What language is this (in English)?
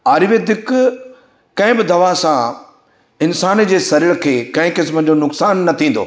Sindhi